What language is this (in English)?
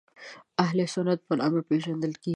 Pashto